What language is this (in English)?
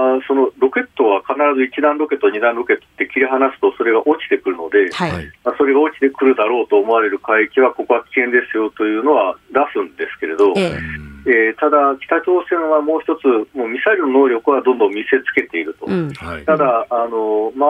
Japanese